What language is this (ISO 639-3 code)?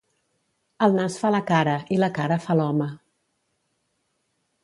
cat